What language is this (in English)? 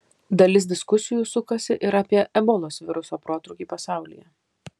Lithuanian